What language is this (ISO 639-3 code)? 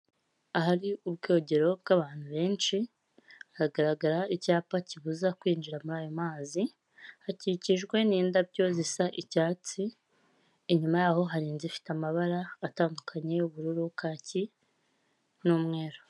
kin